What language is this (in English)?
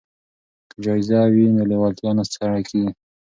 Pashto